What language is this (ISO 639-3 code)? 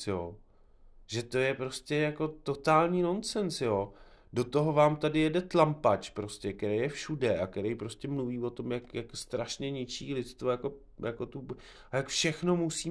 ces